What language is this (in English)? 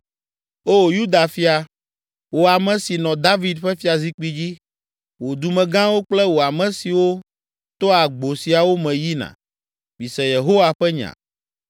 Ewe